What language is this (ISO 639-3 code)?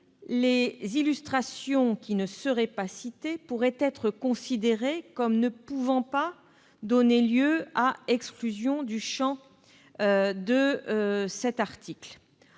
fra